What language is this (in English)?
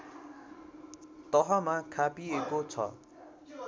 Nepali